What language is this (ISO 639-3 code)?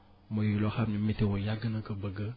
wol